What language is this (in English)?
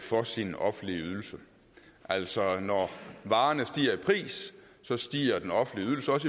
Danish